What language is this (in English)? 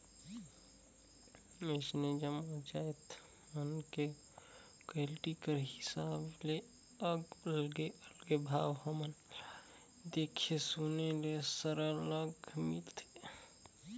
Chhattisgarhi